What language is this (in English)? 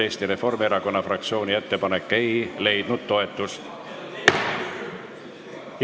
Estonian